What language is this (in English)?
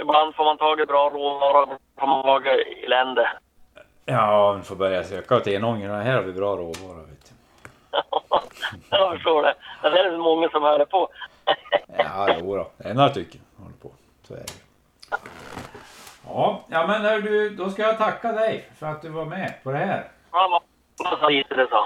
Swedish